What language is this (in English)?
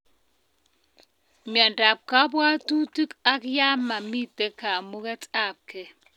Kalenjin